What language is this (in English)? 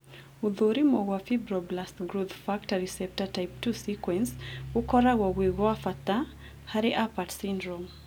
Kikuyu